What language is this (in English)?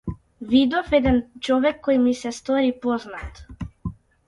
Macedonian